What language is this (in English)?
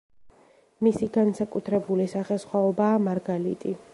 Georgian